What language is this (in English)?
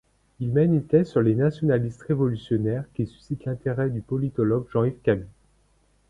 French